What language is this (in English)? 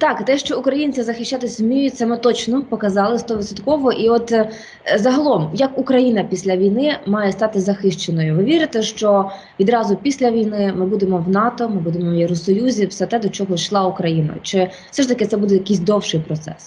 Ukrainian